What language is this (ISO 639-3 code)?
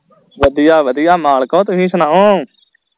pan